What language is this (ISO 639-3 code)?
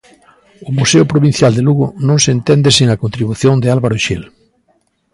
glg